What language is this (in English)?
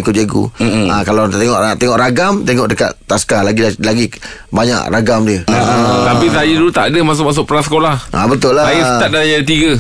Malay